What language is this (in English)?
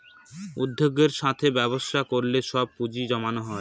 Bangla